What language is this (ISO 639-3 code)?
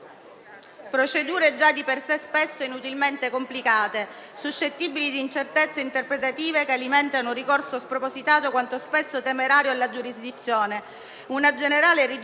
ita